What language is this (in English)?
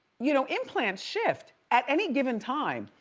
English